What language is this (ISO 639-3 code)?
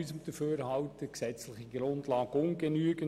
gsw